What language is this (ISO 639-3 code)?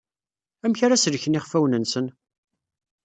kab